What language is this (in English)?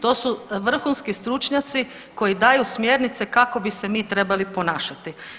Croatian